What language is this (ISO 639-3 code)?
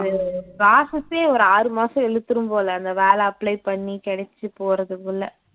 tam